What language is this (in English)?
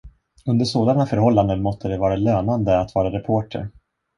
Swedish